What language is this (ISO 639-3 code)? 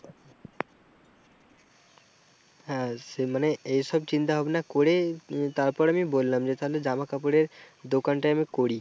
ben